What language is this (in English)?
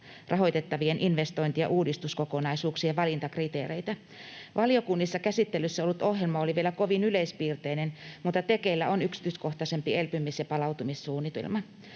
Finnish